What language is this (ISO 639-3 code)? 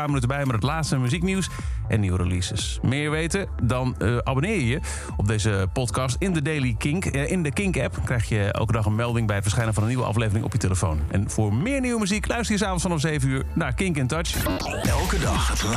nld